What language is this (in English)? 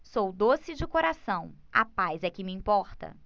Portuguese